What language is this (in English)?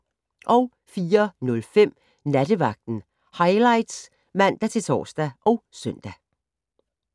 Danish